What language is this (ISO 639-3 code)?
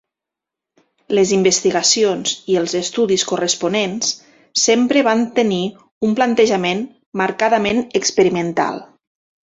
cat